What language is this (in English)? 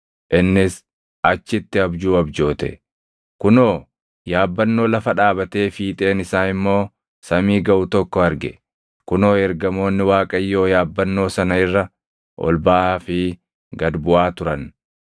Oromo